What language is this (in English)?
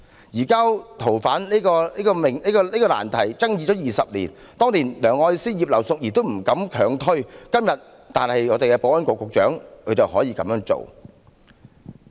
Cantonese